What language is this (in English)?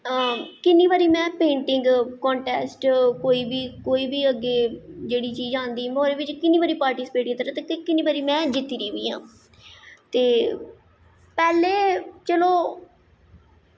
Dogri